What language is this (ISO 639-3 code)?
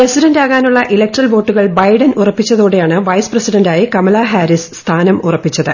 mal